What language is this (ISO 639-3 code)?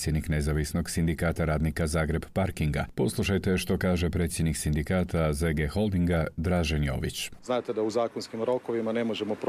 hrv